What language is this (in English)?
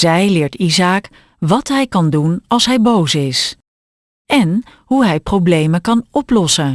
Dutch